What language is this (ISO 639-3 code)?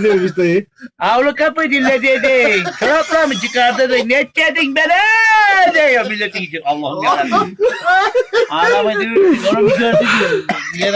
tur